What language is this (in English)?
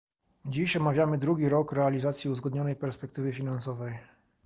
Polish